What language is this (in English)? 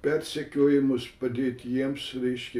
Lithuanian